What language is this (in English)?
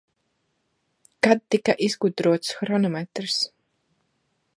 Latvian